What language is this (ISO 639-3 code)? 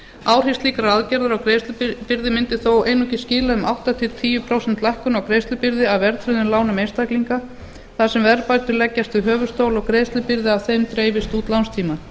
isl